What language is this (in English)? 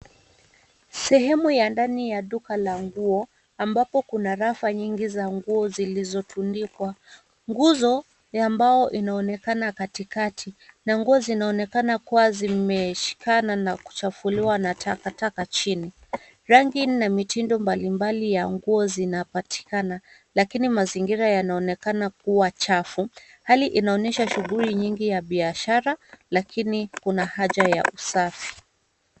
Swahili